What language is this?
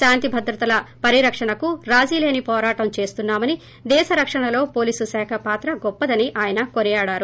Telugu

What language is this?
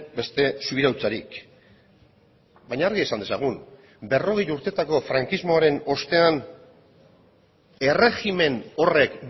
Basque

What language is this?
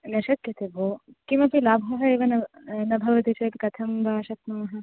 Sanskrit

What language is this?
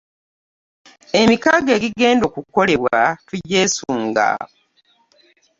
Ganda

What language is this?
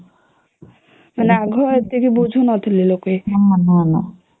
Odia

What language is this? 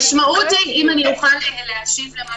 Hebrew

